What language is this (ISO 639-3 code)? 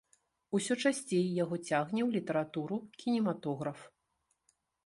bel